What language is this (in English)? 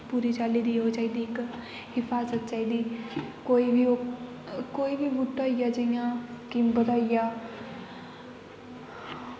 Dogri